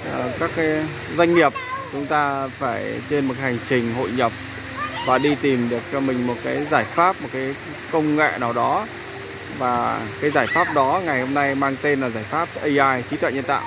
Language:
Vietnamese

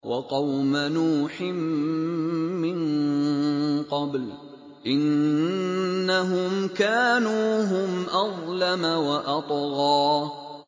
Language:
Arabic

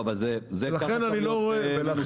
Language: Hebrew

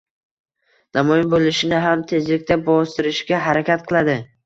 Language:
Uzbek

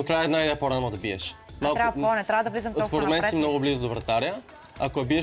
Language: Bulgarian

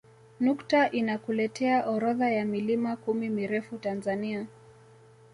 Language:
Swahili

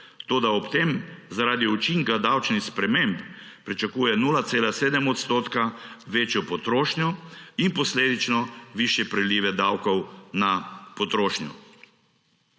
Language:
Slovenian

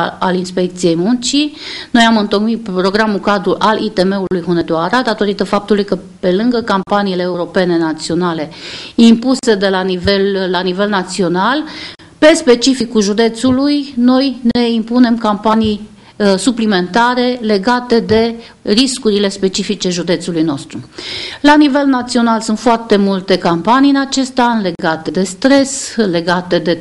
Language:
Romanian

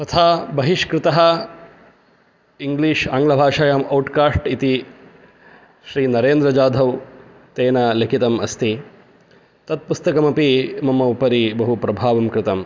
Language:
Sanskrit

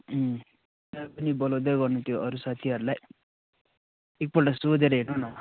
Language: Nepali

